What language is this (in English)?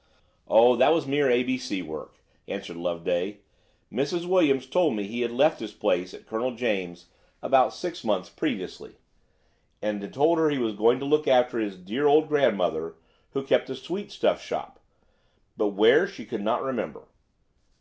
English